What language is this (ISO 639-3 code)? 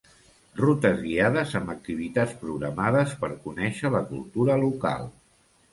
cat